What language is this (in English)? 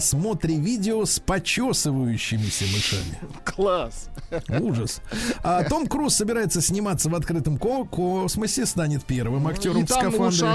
Russian